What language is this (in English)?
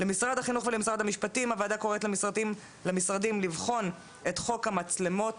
Hebrew